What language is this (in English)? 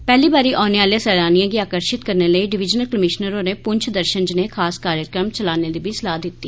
Dogri